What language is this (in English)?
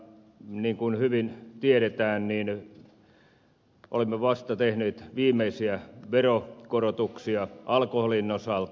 Finnish